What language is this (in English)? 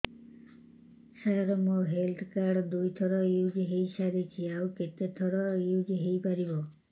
Odia